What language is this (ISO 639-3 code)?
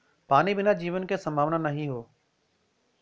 bho